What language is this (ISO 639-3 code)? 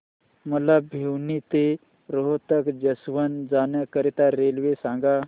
mar